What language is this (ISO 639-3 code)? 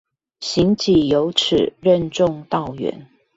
zho